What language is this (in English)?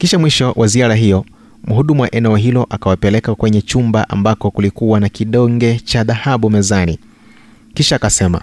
Swahili